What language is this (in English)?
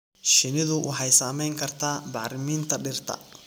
Somali